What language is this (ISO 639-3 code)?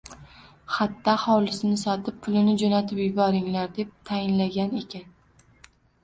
uzb